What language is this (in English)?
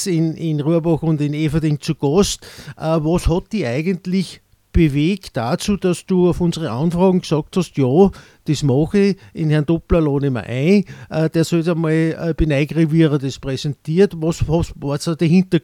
German